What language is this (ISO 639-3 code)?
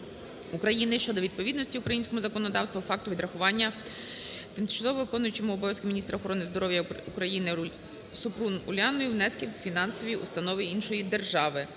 ukr